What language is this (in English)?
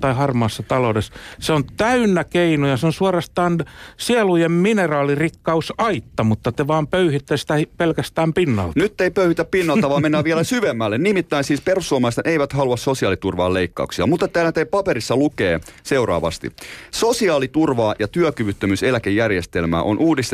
Finnish